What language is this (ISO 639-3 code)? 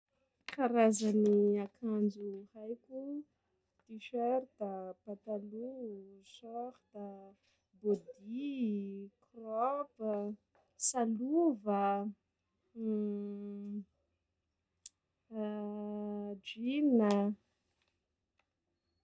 skg